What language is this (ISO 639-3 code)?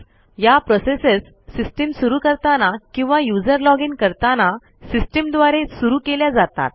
mar